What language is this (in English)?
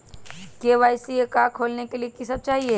Magahi